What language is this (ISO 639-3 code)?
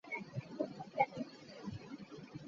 lug